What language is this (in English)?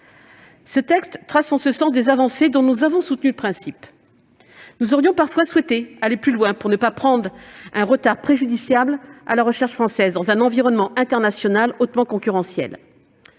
French